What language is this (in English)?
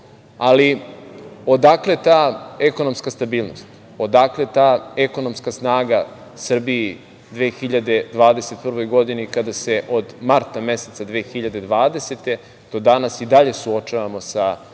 Serbian